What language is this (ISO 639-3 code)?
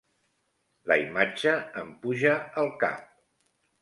cat